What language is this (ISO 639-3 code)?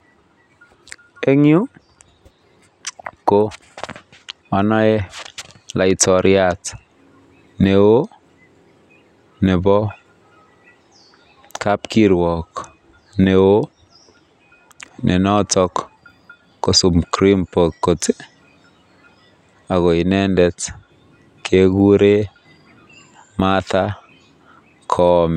kln